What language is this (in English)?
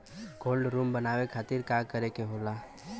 Bhojpuri